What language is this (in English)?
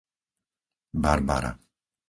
Slovak